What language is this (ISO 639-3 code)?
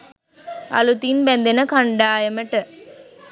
sin